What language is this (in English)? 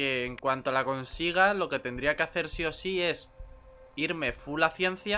Spanish